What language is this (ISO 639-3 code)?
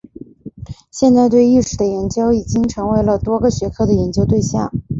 zho